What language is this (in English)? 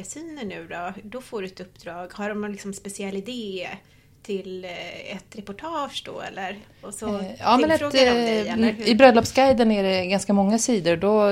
Swedish